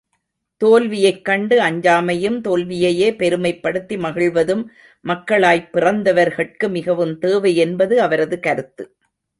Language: Tamil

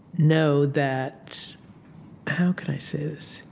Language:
English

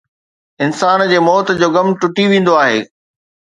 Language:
Sindhi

